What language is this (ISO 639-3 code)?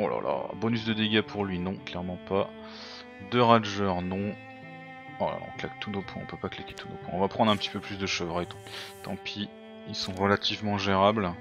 fra